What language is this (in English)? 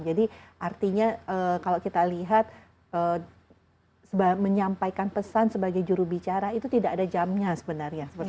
Indonesian